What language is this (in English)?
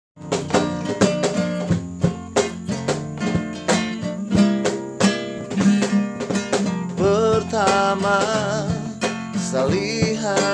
Indonesian